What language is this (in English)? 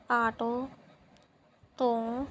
Punjabi